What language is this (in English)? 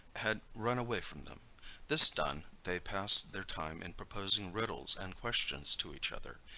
English